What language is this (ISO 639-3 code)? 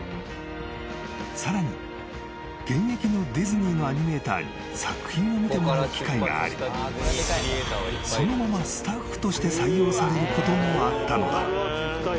jpn